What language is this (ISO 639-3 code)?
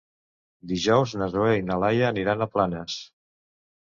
cat